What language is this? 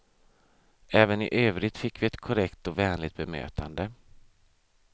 Swedish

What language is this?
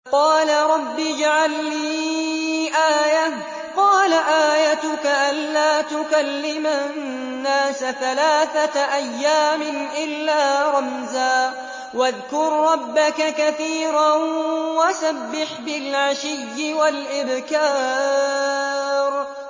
Arabic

